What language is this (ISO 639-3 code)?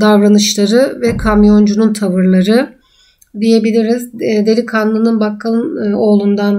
tur